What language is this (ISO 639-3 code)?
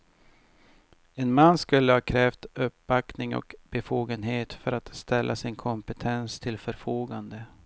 swe